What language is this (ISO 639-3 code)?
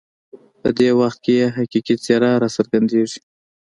pus